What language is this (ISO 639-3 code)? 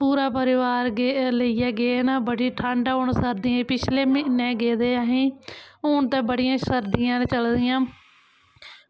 doi